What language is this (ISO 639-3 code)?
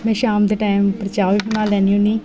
doi